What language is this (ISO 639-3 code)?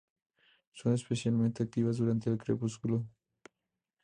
spa